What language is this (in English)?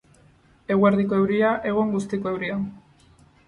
Basque